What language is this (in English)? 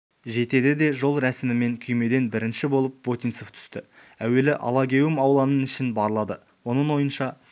Kazakh